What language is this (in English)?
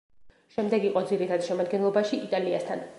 Georgian